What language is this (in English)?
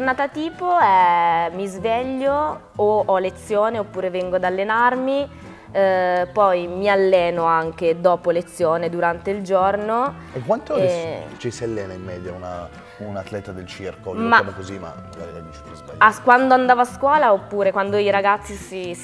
Italian